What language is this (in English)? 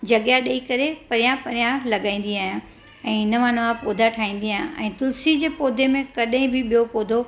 Sindhi